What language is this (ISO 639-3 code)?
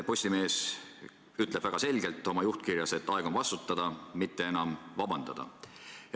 est